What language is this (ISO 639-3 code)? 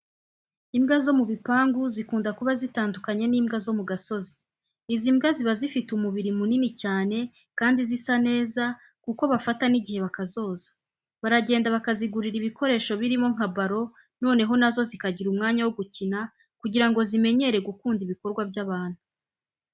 kin